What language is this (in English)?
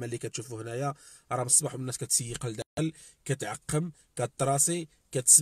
Arabic